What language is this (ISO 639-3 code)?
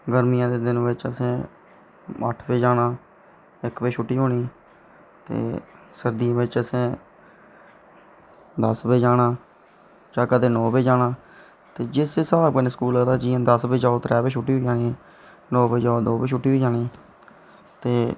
doi